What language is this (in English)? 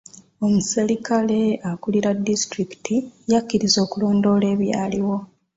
Ganda